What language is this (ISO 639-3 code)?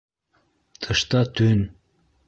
bak